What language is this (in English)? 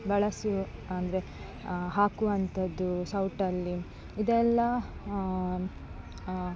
Kannada